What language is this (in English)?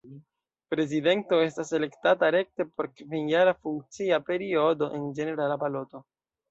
Esperanto